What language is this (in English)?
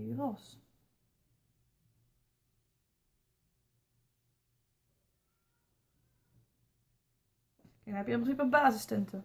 Dutch